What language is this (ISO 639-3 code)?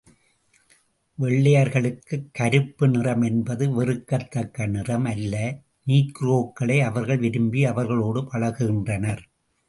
tam